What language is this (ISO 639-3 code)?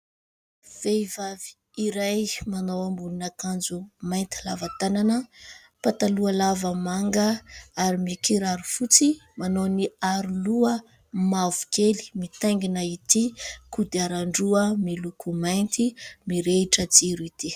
mlg